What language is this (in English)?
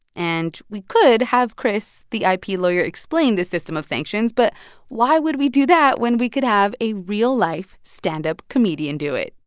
English